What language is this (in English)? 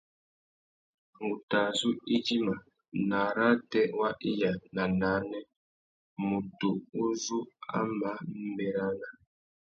Tuki